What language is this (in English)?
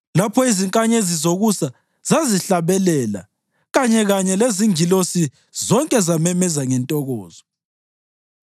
North Ndebele